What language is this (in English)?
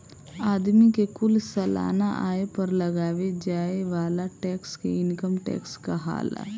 Bhojpuri